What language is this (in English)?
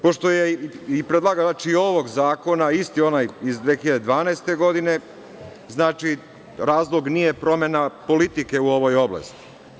Serbian